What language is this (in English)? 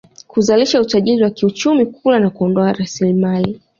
Swahili